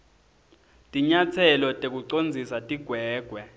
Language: Swati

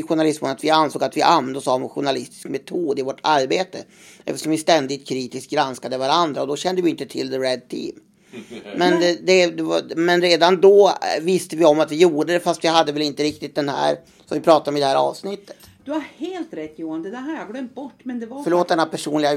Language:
Swedish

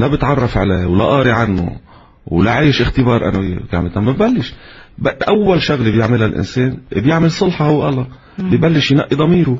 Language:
Arabic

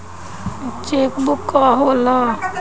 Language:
Bhojpuri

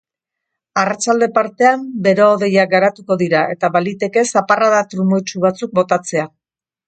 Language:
Basque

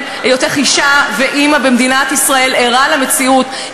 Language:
Hebrew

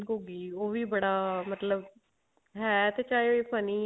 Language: Punjabi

